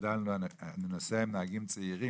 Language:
Hebrew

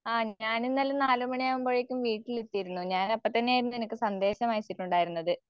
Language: Malayalam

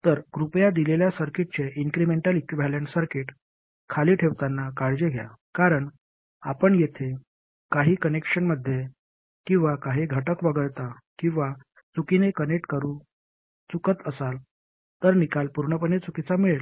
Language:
Marathi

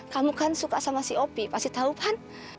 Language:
Indonesian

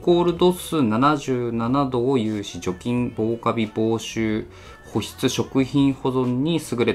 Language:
Japanese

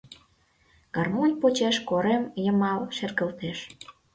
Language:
Mari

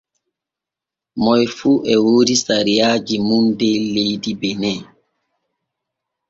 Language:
Borgu Fulfulde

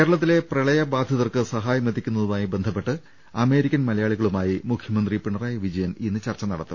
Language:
Malayalam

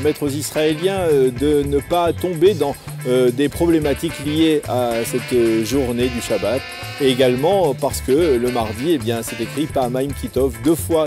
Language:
French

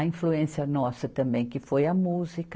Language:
Portuguese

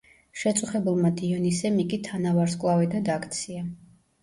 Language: Georgian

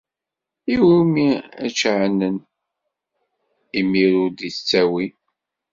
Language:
Kabyle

